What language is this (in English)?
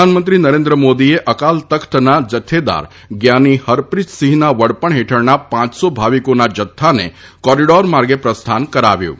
Gujarati